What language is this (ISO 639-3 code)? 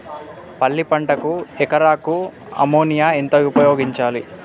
tel